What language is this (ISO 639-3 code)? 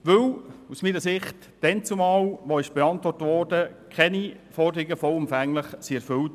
gsw